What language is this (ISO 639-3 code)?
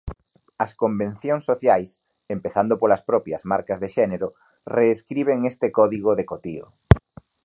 glg